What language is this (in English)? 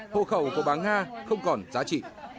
Vietnamese